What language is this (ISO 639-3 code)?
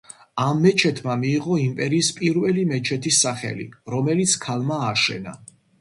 kat